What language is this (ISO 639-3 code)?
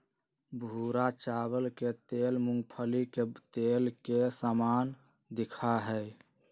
mag